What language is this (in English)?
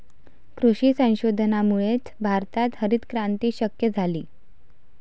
Marathi